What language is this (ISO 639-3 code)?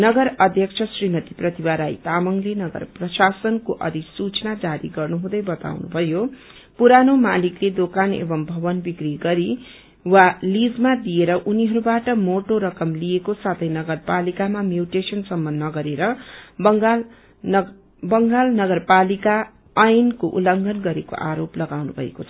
nep